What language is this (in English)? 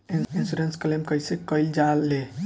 Bhojpuri